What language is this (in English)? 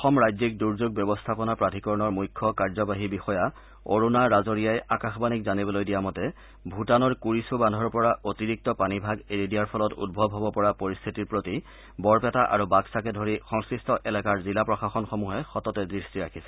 Assamese